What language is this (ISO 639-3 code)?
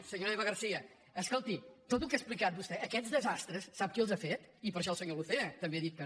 cat